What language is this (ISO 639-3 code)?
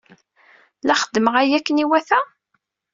kab